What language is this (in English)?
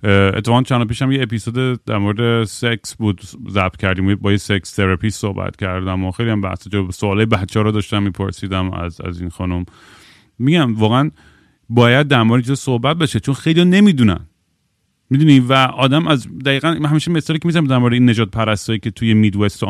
Persian